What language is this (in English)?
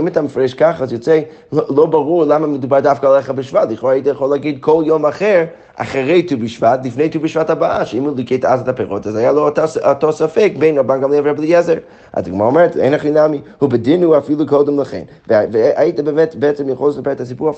Hebrew